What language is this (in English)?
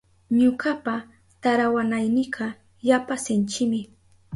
Southern Pastaza Quechua